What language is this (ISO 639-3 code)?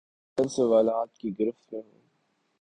urd